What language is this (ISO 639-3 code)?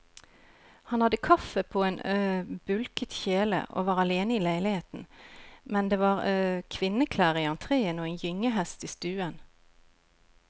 nor